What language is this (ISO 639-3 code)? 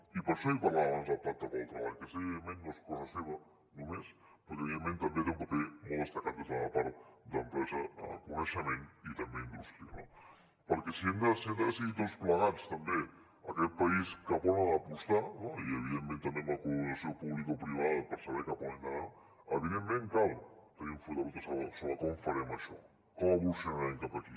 cat